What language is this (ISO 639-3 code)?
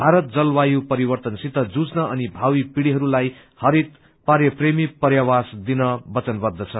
nep